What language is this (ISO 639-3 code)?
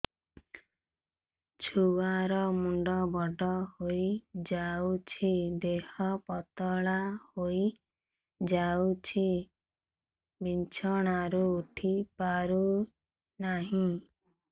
ori